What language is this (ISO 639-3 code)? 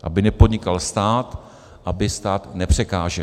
ces